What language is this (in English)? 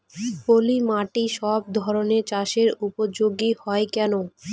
Bangla